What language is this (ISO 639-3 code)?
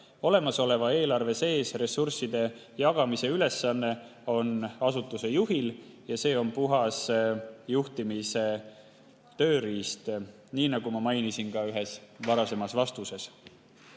est